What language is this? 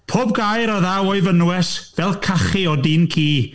Welsh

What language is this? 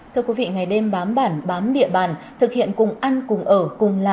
Vietnamese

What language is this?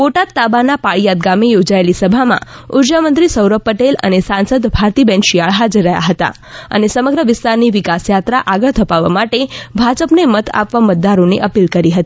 Gujarati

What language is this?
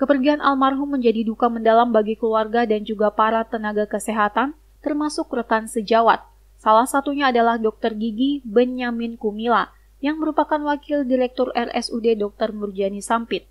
Indonesian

